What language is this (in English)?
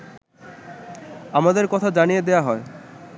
Bangla